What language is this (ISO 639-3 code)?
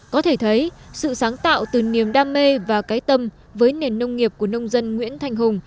vie